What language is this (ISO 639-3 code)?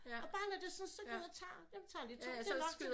dan